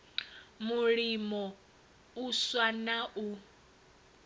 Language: Venda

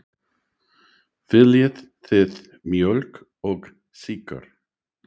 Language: Icelandic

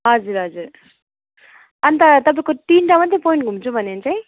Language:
Nepali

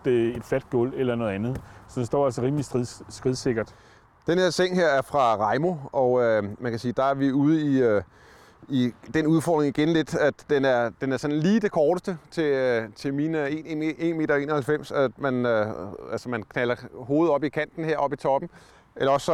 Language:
Danish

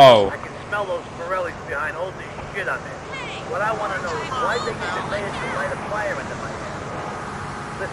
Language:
Slovak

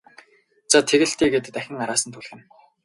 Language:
Mongolian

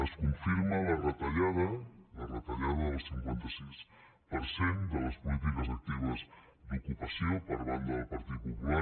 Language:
Catalan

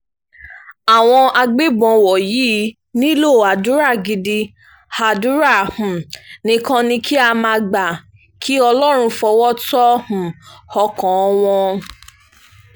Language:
Yoruba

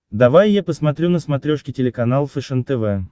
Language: Russian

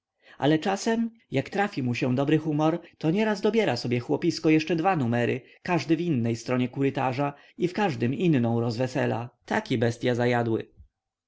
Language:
Polish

